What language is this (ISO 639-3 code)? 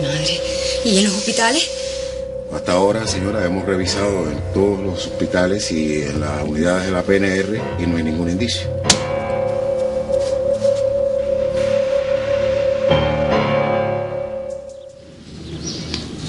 spa